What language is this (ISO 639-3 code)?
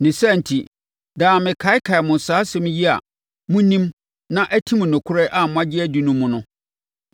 aka